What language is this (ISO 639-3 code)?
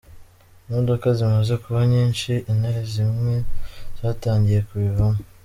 kin